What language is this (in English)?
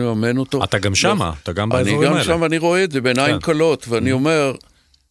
Hebrew